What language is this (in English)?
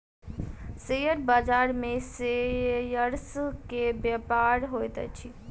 Maithili